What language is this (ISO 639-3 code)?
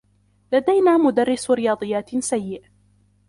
ara